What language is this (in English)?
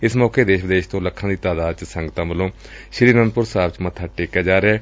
Punjabi